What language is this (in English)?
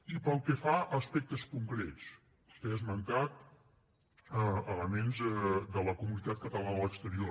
Catalan